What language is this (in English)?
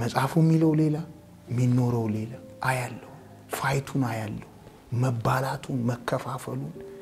Arabic